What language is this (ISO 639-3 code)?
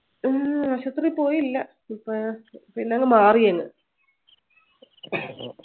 mal